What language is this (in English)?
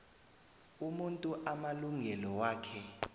South Ndebele